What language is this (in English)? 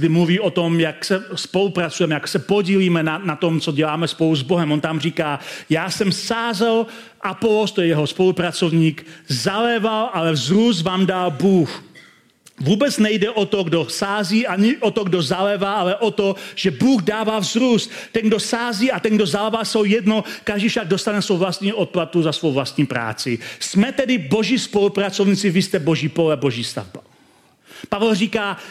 Czech